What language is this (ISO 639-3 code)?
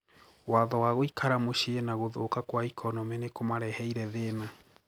kik